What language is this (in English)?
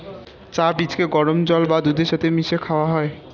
Bangla